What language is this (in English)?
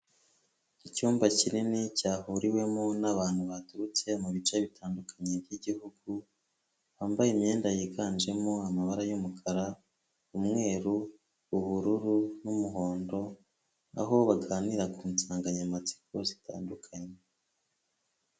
Kinyarwanda